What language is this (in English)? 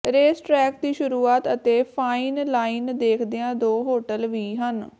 Punjabi